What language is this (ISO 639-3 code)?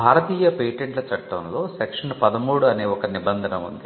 tel